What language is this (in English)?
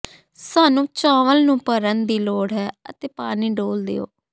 Punjabi